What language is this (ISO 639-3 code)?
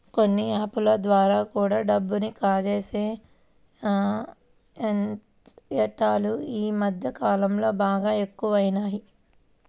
tel